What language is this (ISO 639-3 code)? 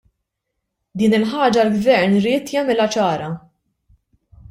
mlt